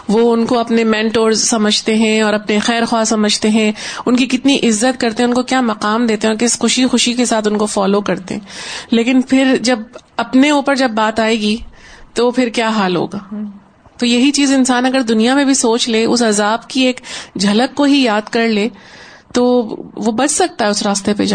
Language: Urdu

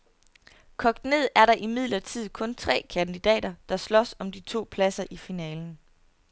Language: Danish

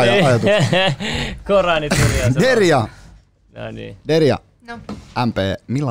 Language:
Finnish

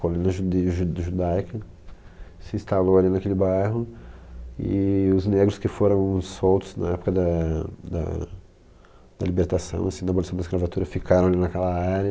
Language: Portuguese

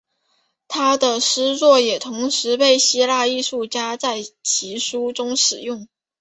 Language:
Chinese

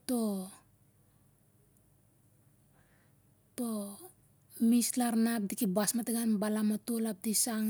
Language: Siar-Lak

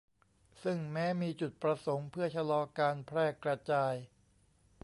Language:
Thai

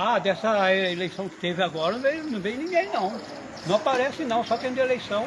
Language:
Portuguese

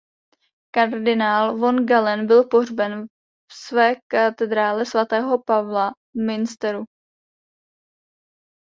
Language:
Czech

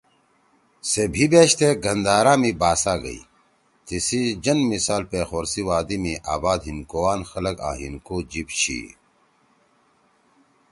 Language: Torwali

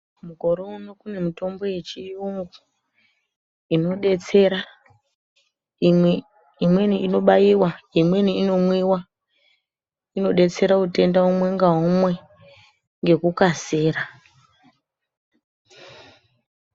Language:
Ndau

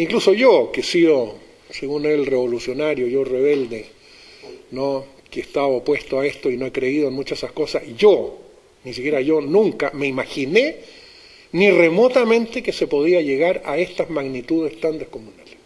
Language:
Spanish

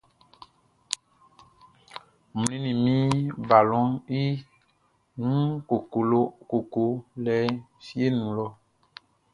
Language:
Baoulé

